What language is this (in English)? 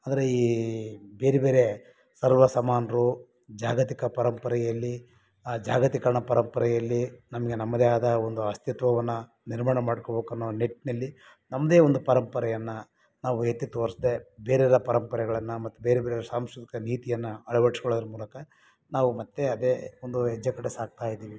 Kannada